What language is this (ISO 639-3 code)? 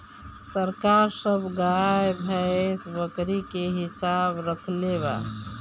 bho